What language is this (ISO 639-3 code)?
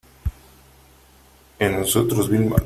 spa